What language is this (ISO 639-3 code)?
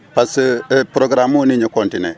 wol